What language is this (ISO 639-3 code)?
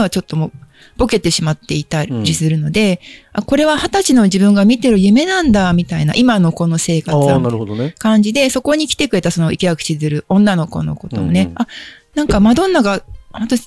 jpn